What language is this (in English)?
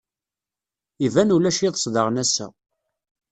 Kabyle